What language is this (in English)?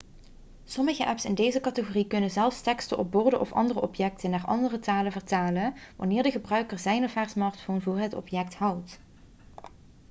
Dutch